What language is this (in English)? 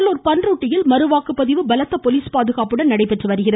Tamil